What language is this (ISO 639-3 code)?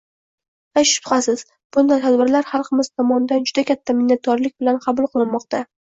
uzb